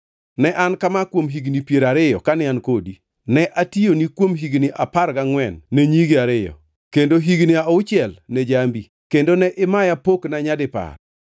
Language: Luo (Kenya and Tanzania)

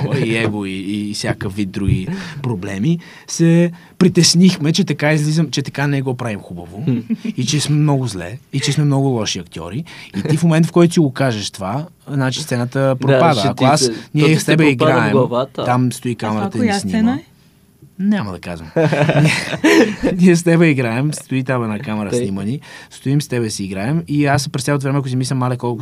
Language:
Bulgarian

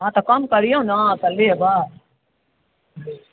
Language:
Maithili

